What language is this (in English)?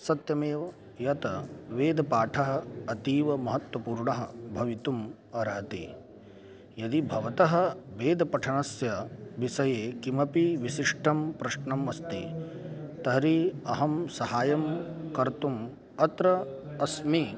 Sanskrit